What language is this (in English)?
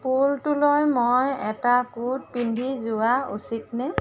Assamese